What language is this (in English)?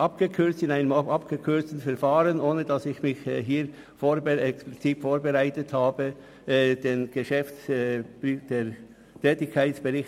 Swiss German